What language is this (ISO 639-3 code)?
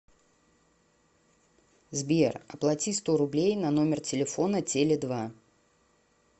rus